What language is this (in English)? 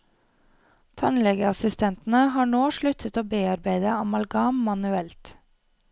Norwegian